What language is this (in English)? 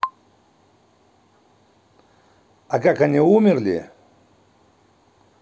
Russian